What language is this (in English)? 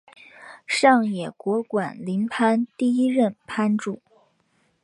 Chinese